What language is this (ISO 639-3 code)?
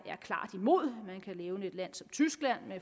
dan